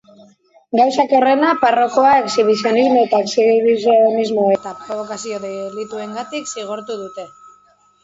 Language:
Basque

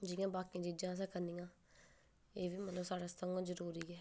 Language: Dogri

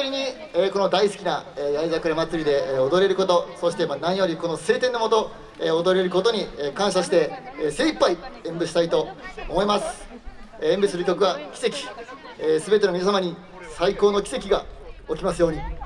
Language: Japanese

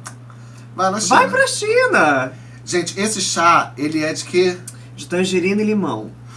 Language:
Portuguese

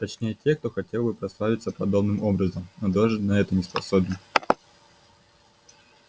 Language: Russian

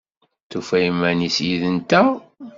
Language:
Kabyle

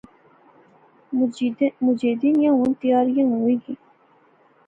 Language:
Pahari-Potwari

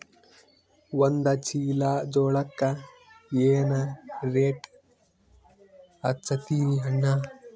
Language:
Kannada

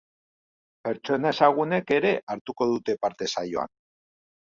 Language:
Basque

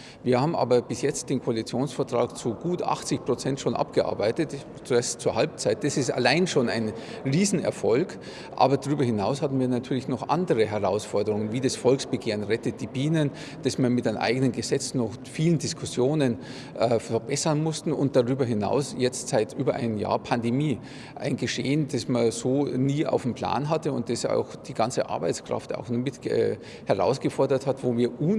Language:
German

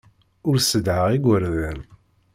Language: Kabyle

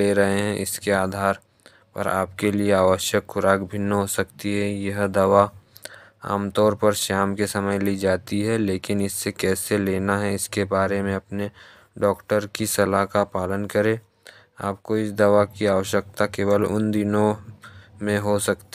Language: Hindi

